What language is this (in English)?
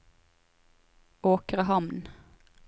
Norwegian